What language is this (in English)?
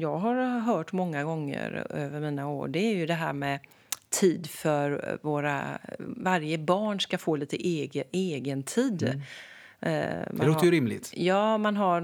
Swedish